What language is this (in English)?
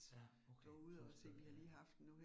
Danish